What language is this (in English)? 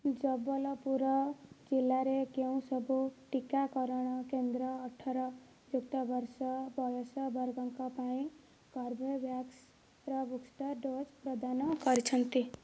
Odia